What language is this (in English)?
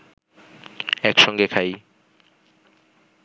Bangla